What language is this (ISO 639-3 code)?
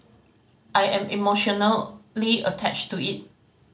eng